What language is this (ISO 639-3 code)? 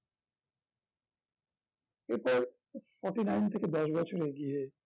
ben